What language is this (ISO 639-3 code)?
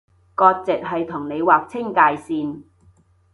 yue